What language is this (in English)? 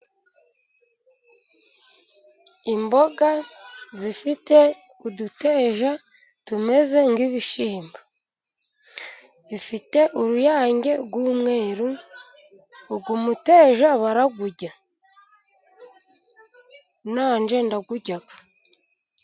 Kinyarwanda